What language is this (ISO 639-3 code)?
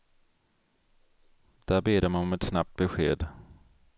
swe